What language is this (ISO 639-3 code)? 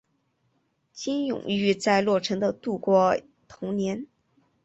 zho